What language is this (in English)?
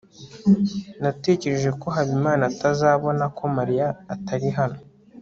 Kinyarwanda